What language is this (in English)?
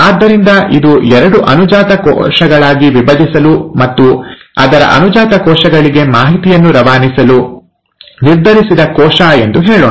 Kannada